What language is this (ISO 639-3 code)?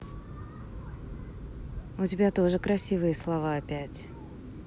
rus